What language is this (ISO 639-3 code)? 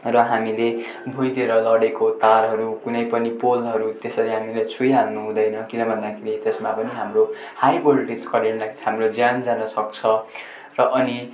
nep